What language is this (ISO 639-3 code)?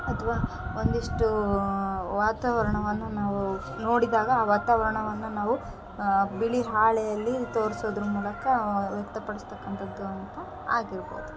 kan